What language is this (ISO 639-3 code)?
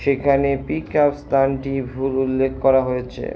ben